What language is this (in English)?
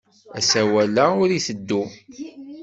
Kabyle